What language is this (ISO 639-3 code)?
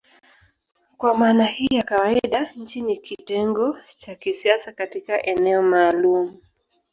swa